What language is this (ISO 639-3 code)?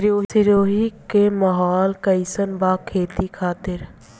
bho